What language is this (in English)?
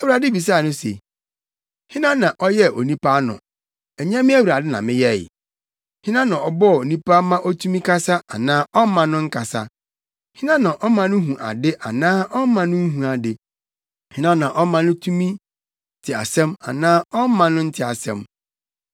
Akan